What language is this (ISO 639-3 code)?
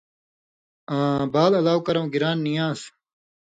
mvy